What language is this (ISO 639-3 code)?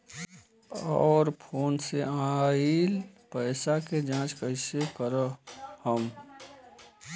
bho